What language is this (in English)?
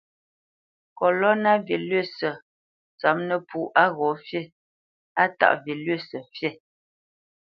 Bamenyam